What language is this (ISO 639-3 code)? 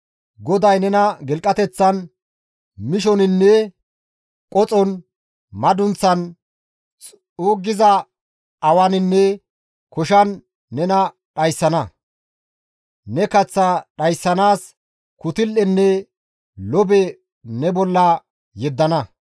gmv